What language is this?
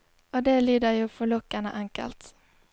Norwegian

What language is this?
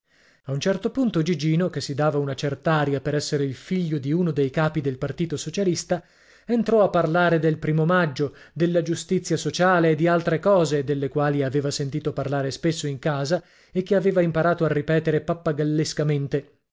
Italian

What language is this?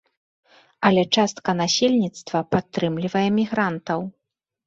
Belarusian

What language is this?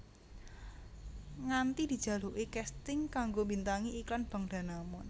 Javanese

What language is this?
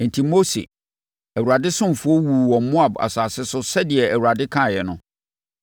Akan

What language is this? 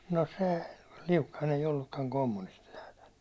Finnish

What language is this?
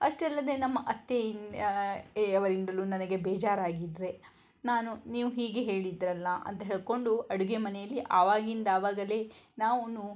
Kannada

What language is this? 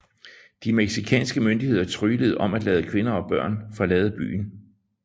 Danish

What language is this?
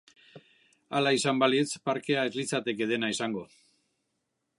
Basque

